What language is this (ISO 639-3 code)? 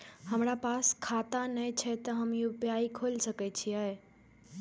mai